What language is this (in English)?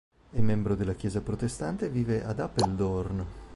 Italian